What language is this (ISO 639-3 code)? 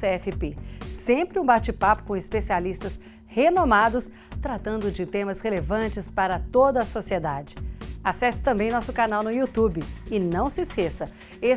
por